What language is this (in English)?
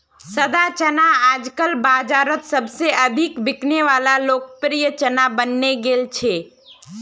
Magahi